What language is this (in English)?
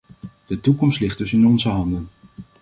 Dutch